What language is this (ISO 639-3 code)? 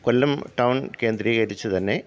mal